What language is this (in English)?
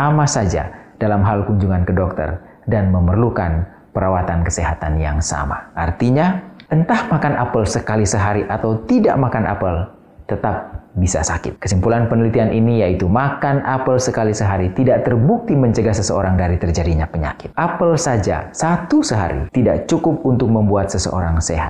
Indonesian